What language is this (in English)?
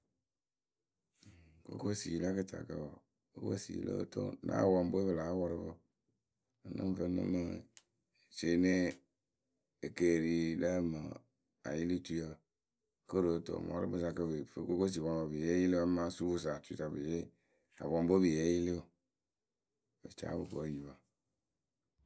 Akebu